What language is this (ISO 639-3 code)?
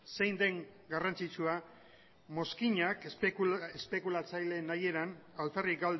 eus